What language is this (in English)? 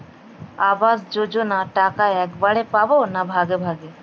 Bangla